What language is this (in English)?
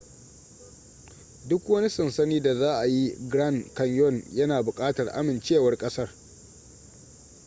Hausa